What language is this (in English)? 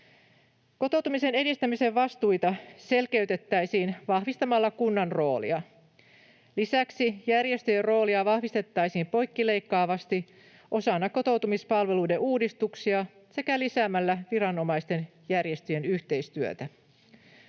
Finnish